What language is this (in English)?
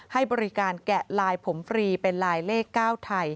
Thai